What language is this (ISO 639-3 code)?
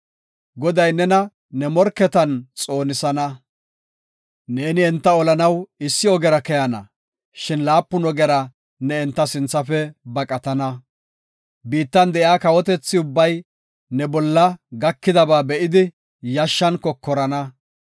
gof